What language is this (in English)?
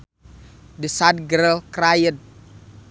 Sundanese